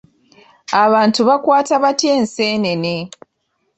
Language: Ganda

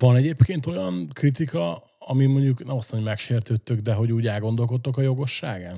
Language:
Hungarian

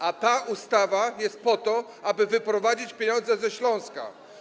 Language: Polish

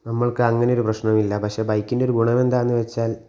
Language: Malayalam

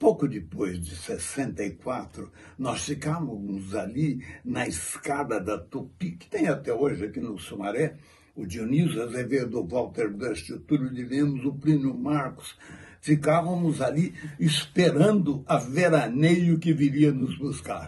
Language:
Portuguese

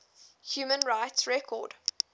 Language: English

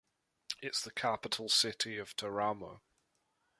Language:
English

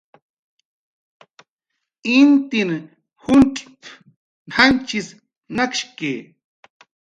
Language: Jaqaru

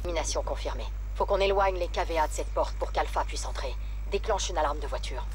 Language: French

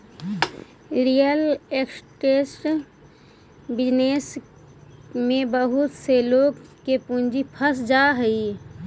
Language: Magahi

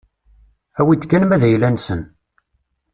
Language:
Kabyle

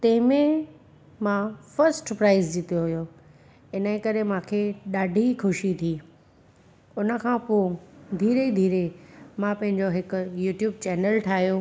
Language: Sindhi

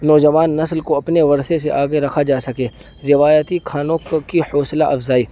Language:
Urdu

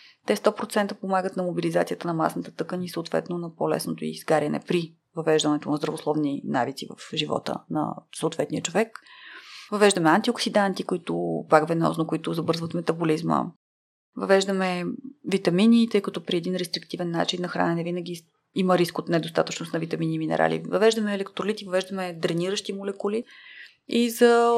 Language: Bulgarian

